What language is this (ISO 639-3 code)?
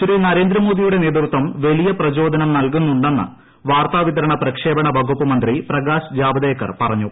mal